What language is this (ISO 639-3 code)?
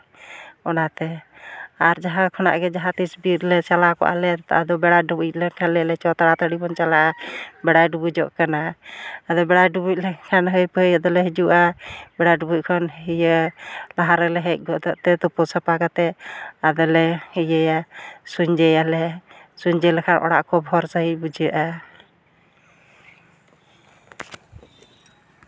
sat